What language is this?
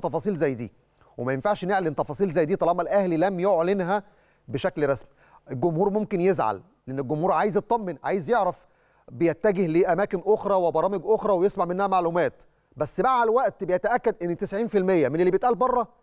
Arabic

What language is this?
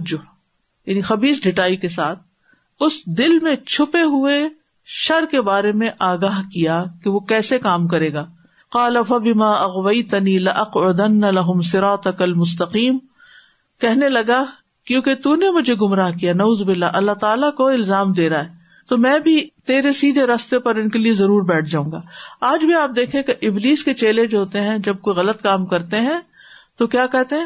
Urdu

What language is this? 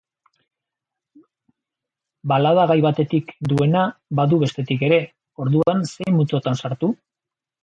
Basque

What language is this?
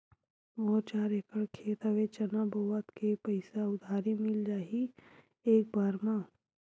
Chhattisgarhi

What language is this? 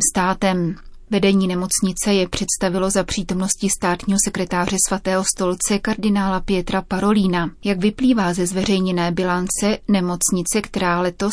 Czech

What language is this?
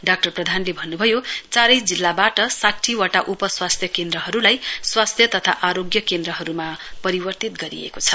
Nepali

